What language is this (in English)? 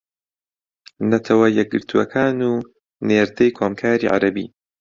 Central Kurdish